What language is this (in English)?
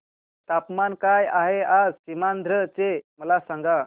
Marathi